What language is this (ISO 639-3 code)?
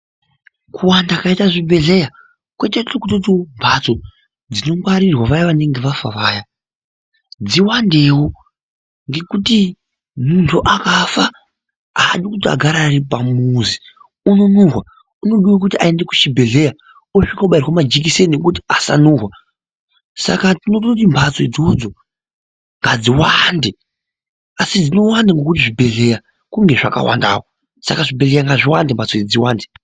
ndc